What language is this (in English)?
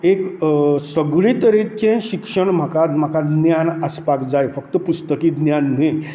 Konkani